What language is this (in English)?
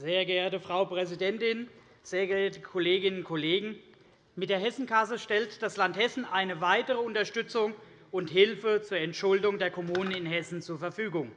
German